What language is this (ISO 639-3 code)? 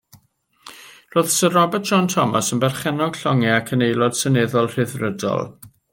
cym